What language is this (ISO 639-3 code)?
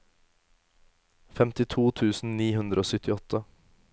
nor